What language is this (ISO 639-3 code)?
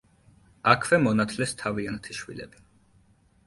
kat